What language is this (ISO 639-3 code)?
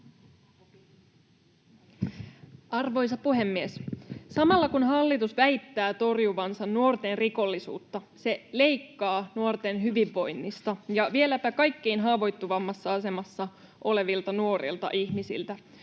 fin